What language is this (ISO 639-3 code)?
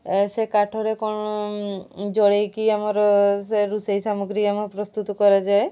ori